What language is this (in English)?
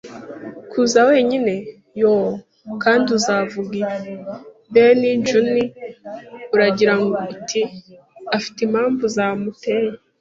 Kinyarwanda